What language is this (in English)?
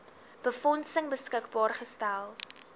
Afrikaans